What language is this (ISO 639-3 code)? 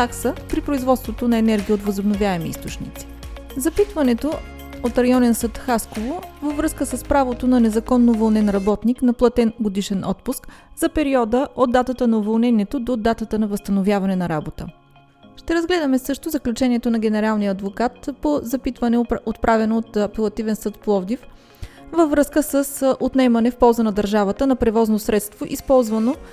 bul